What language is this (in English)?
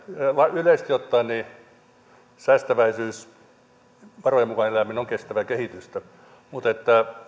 Finnish